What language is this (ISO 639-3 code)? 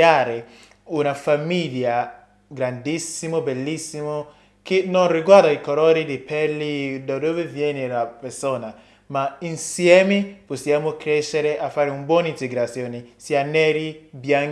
ita